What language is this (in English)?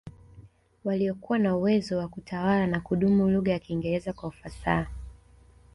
Swahili